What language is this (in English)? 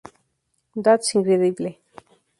Spanish